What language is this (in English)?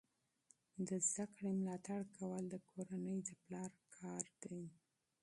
Pashto